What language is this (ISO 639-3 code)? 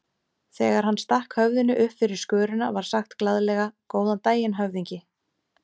isl